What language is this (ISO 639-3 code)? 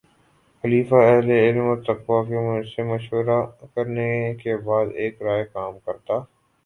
urd